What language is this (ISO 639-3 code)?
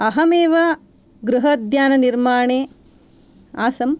san